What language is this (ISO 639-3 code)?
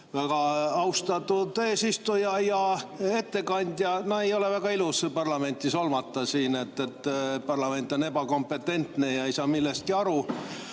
est